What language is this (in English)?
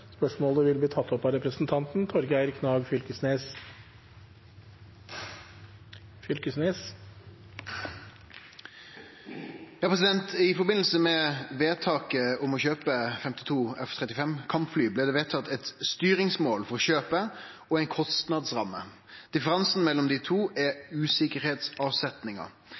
Norwegian